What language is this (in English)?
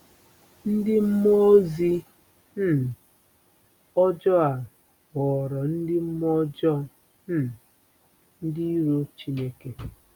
Igbo